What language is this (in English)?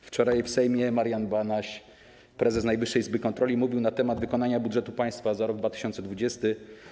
Polish